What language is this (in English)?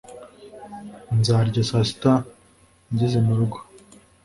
Kinyarwanda